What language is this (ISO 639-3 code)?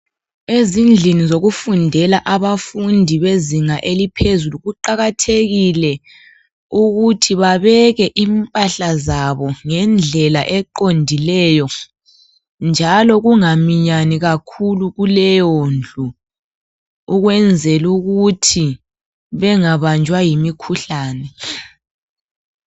nde